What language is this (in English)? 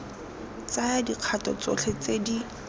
Tswana